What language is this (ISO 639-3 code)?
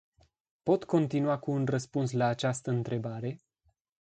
ron